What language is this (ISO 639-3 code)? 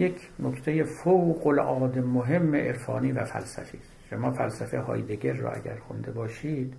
fas